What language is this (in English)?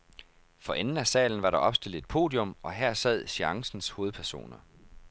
Danish